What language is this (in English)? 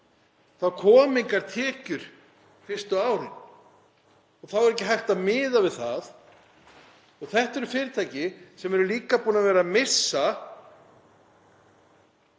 Icelandic